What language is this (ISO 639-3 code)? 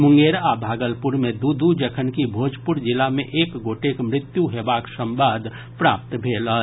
mai